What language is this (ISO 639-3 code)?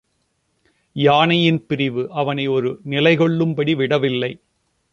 tam